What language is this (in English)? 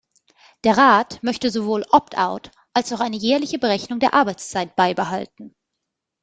German